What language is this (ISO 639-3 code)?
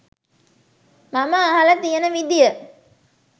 sin